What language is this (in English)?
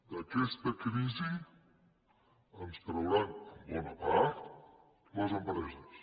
Catalan